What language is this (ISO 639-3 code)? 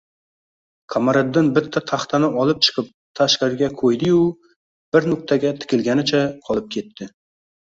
uzb